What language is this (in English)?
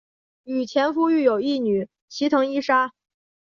Chinese